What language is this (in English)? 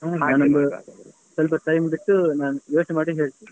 Kannada